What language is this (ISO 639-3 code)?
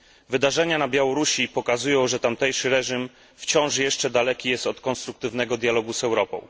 pol